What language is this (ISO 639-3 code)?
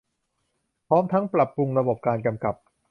tha